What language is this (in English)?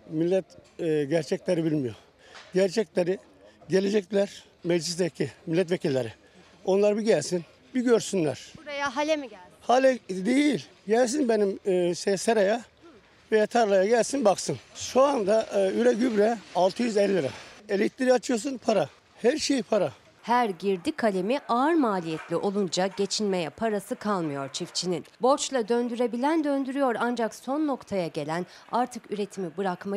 Turkish